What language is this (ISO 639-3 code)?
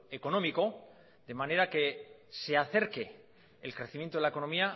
spa